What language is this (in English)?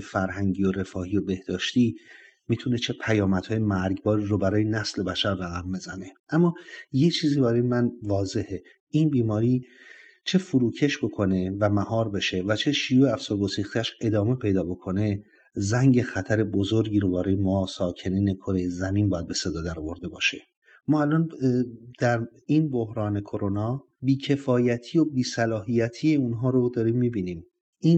Persian